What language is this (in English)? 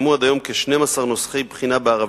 Hebrew